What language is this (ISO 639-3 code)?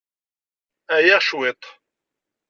kab